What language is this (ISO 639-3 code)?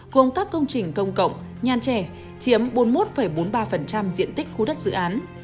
vie